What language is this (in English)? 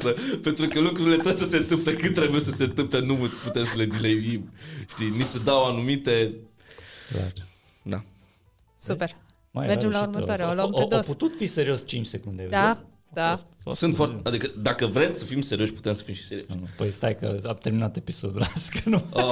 Romanian